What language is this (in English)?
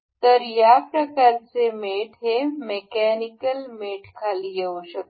Marathi